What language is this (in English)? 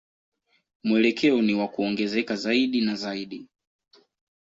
Swahili